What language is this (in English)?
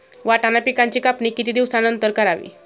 Marathi